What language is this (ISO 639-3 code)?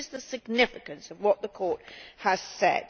eng